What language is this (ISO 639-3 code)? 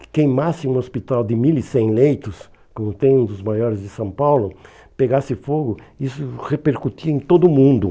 por